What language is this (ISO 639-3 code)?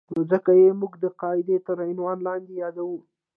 pus